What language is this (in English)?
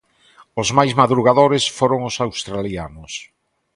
Galician